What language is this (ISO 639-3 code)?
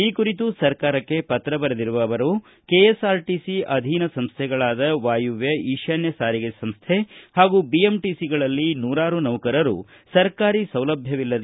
kan